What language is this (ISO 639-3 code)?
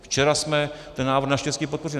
ces